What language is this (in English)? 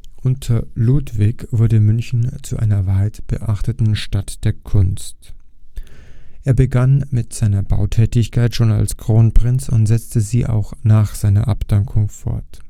German